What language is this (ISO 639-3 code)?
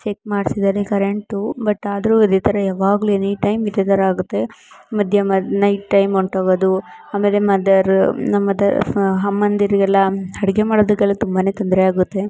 kan